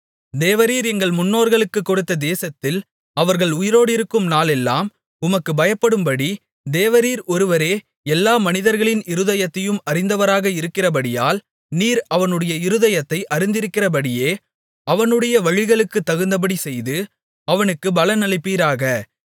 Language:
Tamil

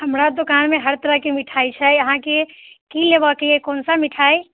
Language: Maithili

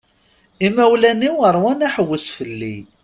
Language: Kabyle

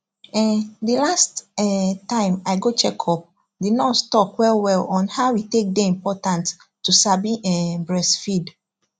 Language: Nigerian Pidgin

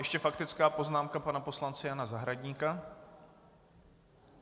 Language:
Czech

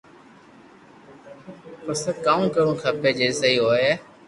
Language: Loarki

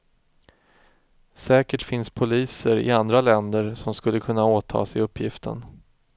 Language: Swedish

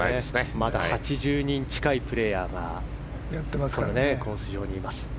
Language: Japanese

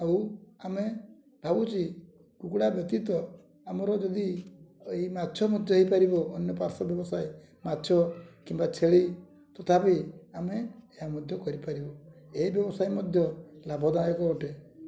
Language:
Odia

